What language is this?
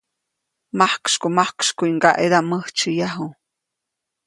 Copainalá Zoque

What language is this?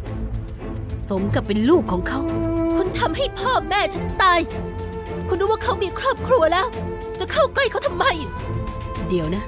Thai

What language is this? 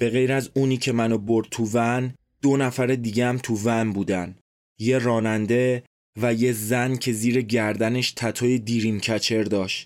Persian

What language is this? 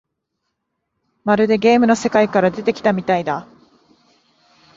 Japanese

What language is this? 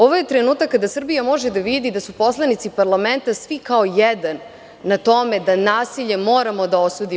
Serbian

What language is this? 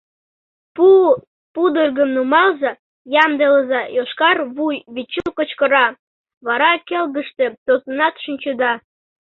Mari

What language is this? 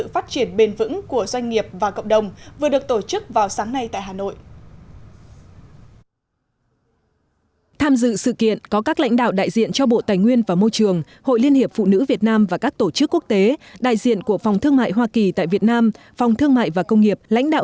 Vietnamese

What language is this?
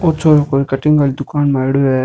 Rajasthani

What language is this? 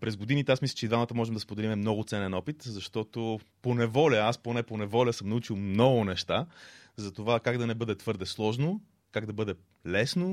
Bulgarian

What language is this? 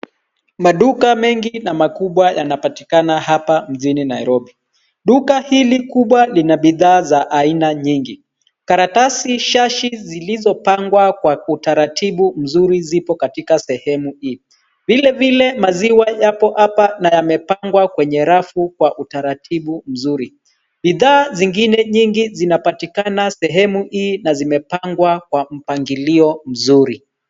Swahili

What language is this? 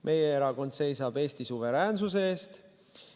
Estonian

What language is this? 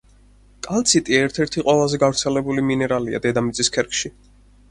Georgian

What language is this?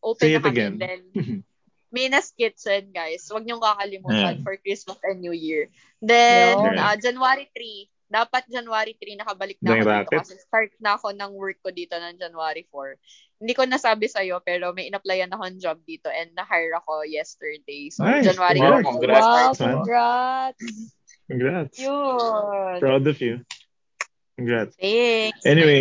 Filipino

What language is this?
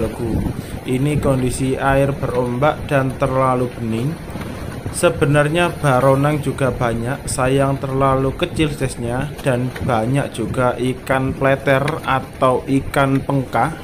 Indonesian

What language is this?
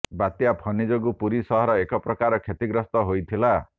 Odia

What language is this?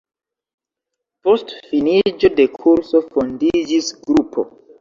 Esperanto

